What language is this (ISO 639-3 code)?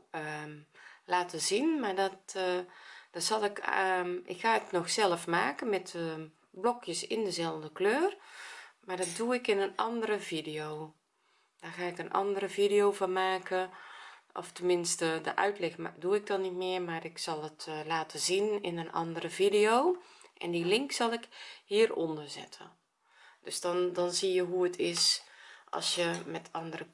nld